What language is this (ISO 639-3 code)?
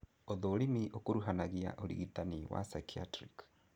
kik